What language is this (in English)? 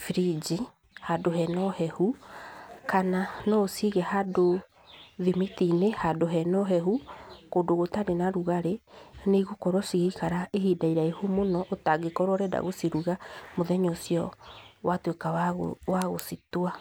Kikuyu